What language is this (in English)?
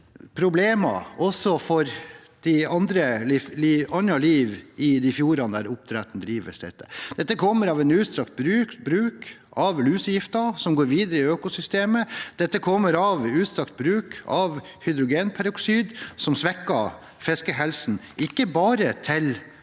Norwegian